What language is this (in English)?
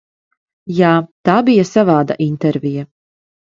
Latvian